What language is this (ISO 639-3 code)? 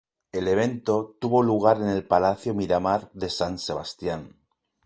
spa